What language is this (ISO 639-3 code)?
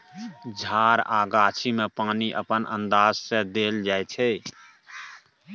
mai